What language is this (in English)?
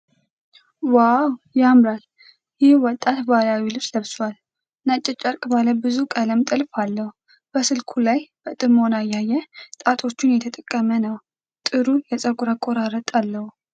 Amharic